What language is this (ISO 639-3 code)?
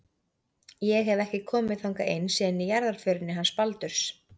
isl